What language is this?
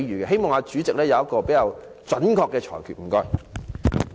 Cantonese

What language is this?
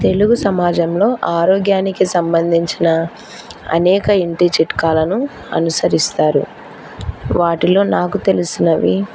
Telugu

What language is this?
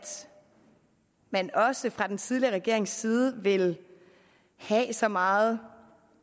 Danish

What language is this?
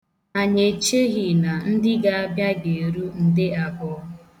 Igbo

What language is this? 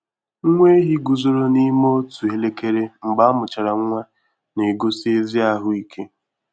Igbo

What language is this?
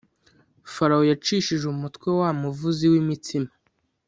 Kinyarwanda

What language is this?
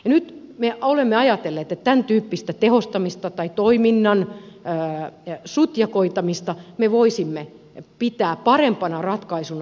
Finnish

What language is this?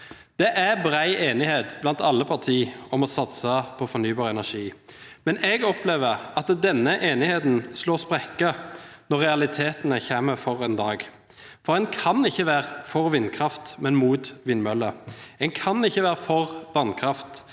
Norwegian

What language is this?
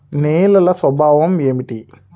Telugu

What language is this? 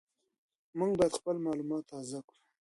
Pashto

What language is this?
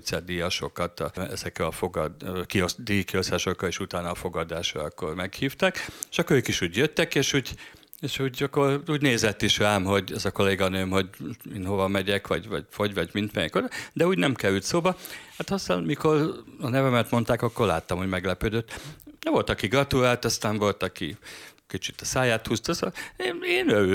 Hungarian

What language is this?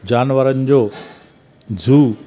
Sindhi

